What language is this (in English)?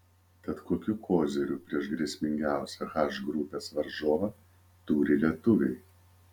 Lithuanian